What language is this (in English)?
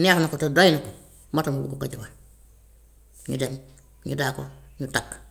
Gambian Wolof